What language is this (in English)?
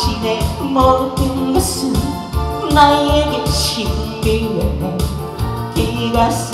Korean